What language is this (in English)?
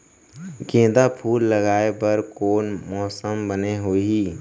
Chhattisgarhi